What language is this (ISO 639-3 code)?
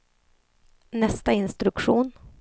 swe